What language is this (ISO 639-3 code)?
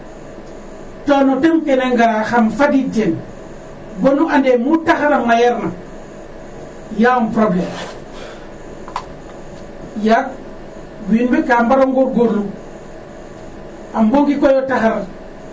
srr